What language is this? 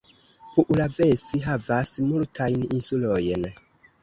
Esperanto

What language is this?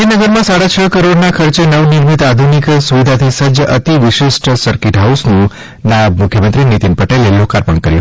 Gujarati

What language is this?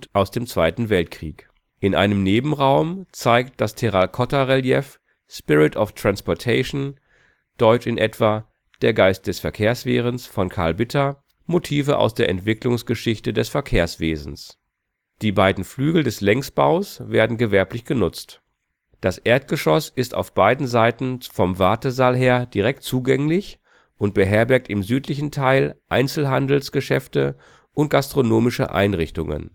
German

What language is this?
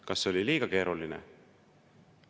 Estonian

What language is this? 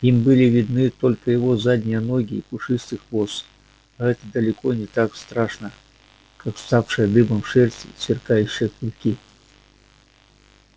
Russian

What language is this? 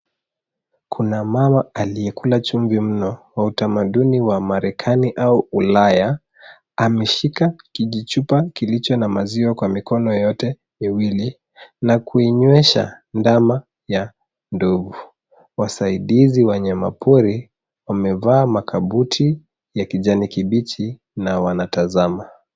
Swahili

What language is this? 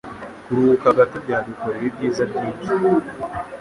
Kinyarwanda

